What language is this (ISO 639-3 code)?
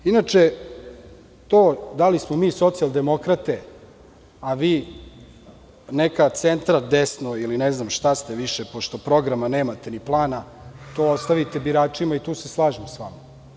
srp